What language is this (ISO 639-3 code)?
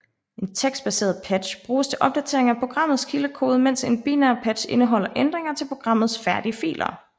dan